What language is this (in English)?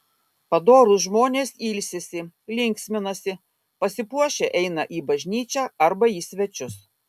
Lithuanian